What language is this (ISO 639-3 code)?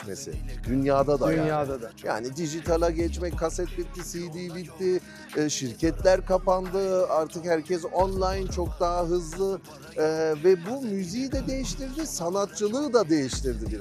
tur